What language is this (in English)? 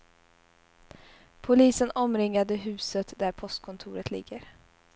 Swedish